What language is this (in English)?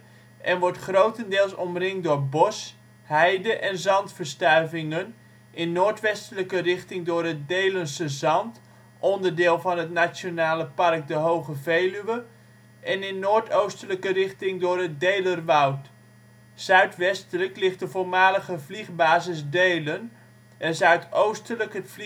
Dutch